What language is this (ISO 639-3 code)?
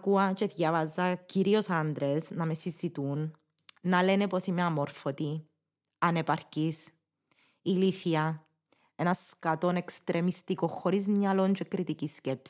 ell